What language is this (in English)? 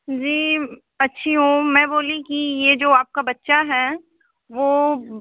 Hindi